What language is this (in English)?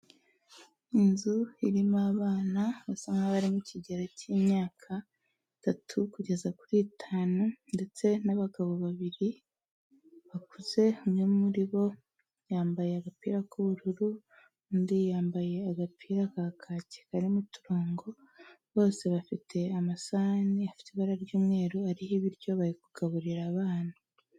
Kinyarwanda